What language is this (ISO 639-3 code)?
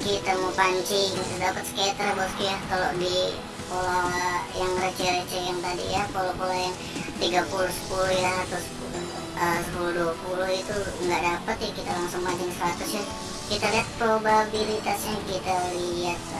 ind